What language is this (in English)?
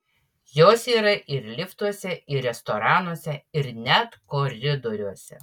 Lithuanian